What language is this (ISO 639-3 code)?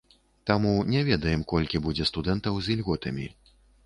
bel